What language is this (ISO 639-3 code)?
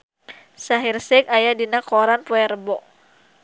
sun